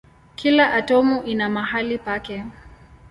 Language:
Swahili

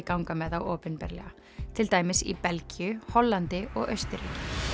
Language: Icelandic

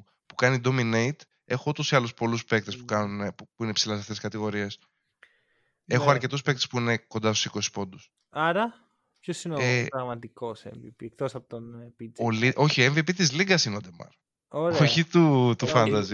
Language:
Greek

